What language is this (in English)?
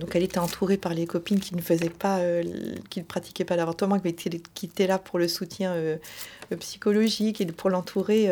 French